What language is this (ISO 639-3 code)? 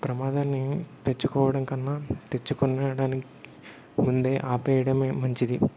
tel